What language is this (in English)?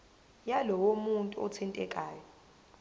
Zulu